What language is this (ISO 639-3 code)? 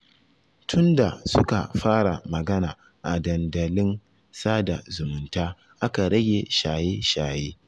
hau